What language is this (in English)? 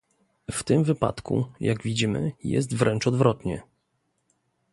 Polish